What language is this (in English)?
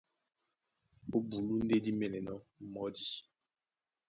Duala